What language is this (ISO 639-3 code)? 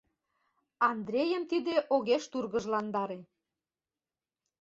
chm